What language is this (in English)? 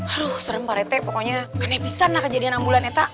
Indonesian